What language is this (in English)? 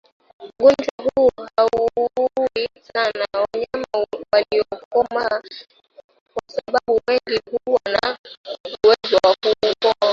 Swahili